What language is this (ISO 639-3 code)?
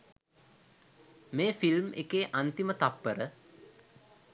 sin